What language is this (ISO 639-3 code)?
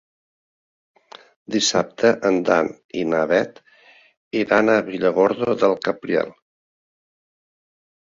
cat